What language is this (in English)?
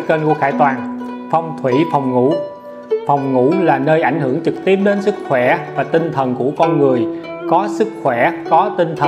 Vietnamese